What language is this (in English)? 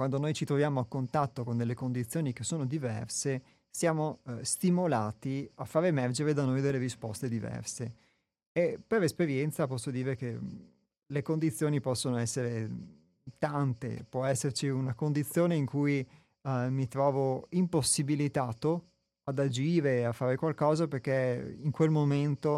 Italian